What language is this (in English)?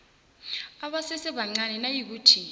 South Ndebele